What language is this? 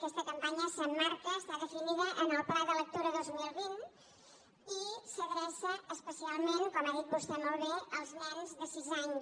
Catalan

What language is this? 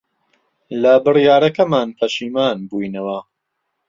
Central Kurdish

